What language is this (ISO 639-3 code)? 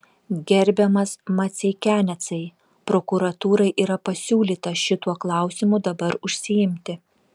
lit